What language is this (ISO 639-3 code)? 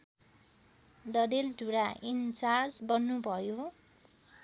nep